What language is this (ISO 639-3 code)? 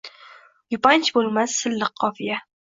uzb